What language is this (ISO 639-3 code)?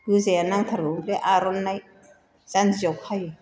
brx